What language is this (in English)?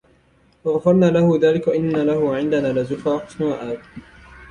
Arabic